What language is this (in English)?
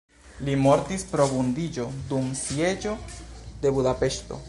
Esperanto